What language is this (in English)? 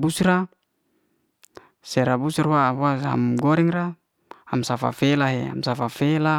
Liana-Seti